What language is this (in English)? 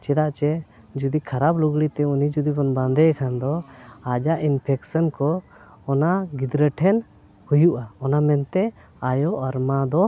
Santali